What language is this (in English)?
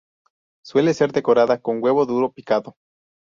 Spanish